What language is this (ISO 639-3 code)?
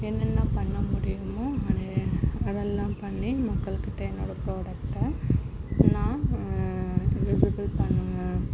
tam